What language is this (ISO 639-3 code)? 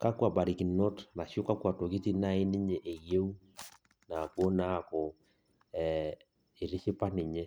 mas